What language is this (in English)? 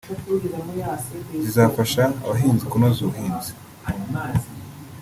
Kinyarwanda